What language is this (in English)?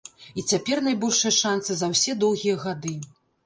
Belarusian